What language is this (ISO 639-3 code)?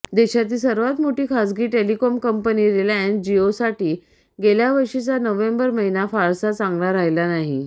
mar